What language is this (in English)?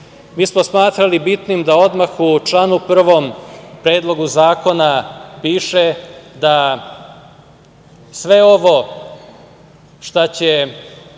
Serbian